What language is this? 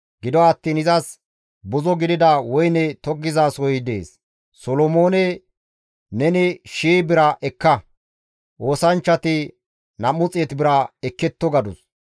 Gamo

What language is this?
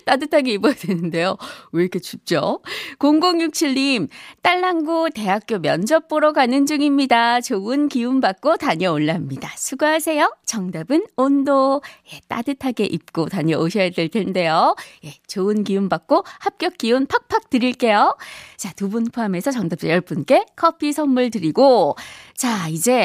Korean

